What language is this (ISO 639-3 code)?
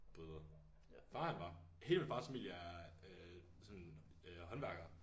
dan